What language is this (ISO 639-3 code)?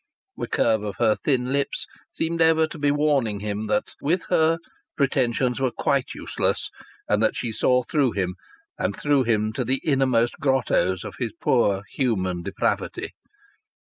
eng